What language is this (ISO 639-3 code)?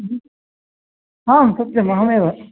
san